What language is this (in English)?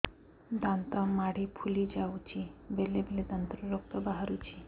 Odia